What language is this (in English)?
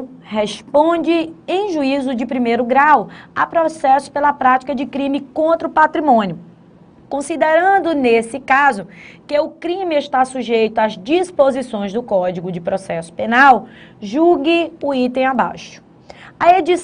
Portuguese